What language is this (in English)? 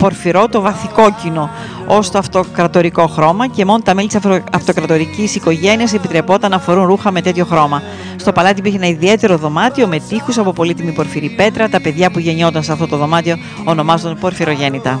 Greek